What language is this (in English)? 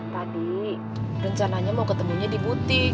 Indonesian